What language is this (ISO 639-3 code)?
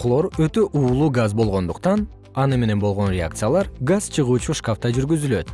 kir